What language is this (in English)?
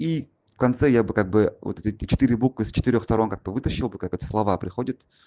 Russian